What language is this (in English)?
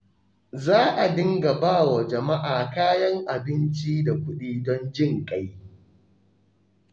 Hausa